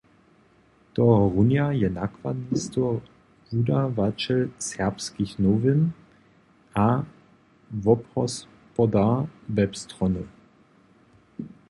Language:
Upper Sorbian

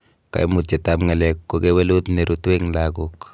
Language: Kalenjin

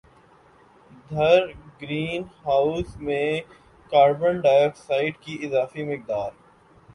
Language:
Urdu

